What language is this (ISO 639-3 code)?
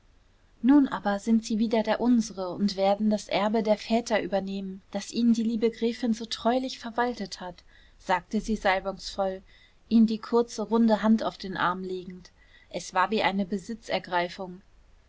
deu